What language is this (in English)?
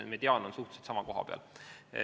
Estonian